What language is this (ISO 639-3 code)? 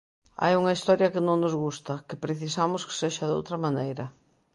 glg